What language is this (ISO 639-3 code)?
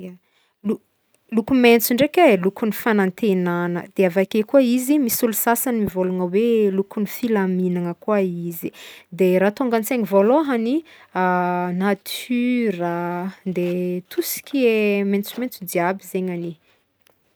bmm